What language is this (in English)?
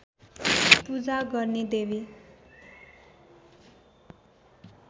Nepali